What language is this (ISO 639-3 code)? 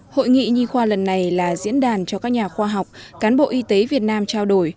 vie